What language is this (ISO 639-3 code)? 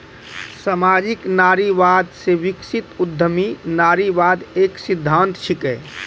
mai